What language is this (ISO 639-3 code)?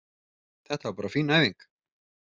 isl